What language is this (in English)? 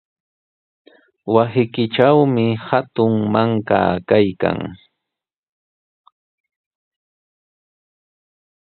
Sihuas Ancash Quechua